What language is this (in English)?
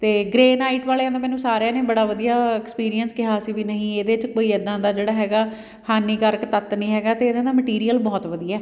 Punjabi